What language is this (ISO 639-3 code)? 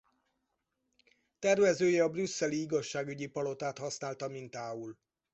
hun